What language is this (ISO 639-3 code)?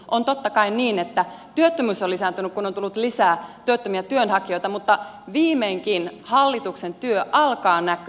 fin